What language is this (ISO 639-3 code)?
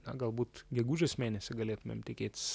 lit